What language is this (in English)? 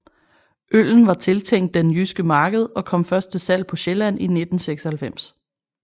Danish